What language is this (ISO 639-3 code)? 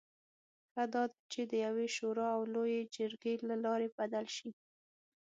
pus